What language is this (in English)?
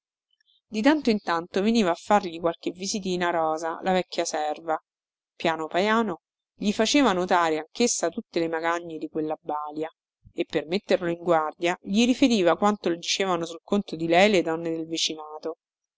Italian